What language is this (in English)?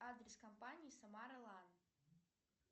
Russian